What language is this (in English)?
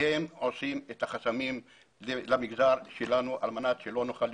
Hebrew